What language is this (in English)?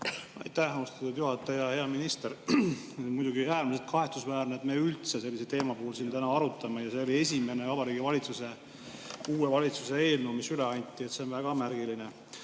Estonian